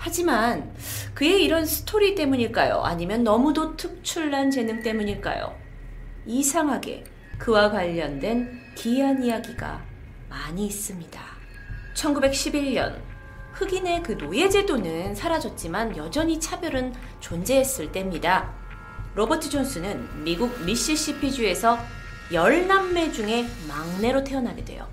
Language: Korean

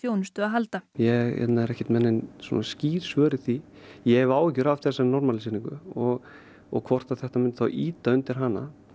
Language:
Icelandic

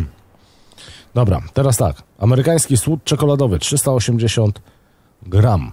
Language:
Polish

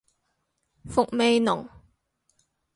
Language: Cantonese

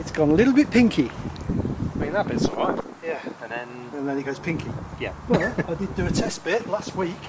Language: English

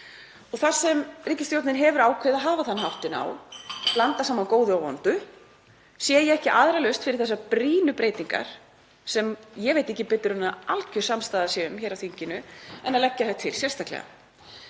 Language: Icelandic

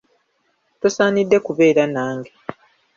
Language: Ganda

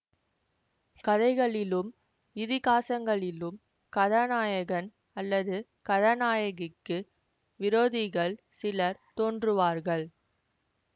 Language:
Tamil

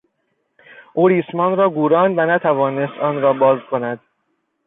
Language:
Persian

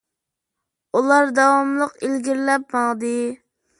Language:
Uyghur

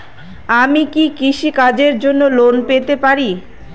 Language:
Bangla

